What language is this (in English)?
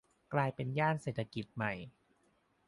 Thai